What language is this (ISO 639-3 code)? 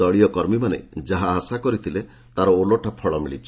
ori